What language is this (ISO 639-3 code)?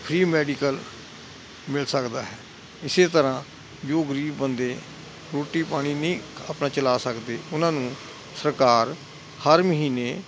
pan